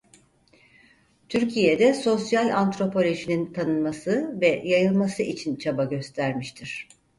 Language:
Turkish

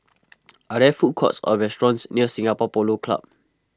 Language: English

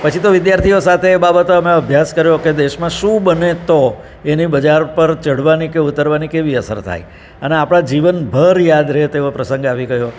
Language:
Gujarati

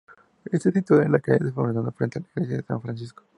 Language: Spanish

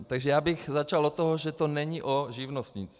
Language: Czech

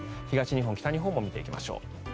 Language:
Japanese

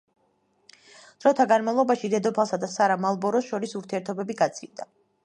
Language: Georgian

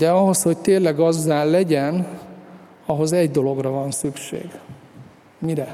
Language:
Hungarian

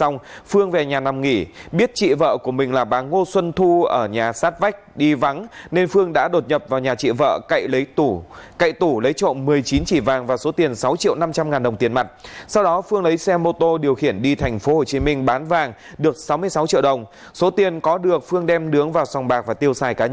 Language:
Vietnamese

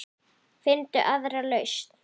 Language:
Icelandic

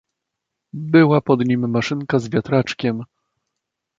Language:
Polish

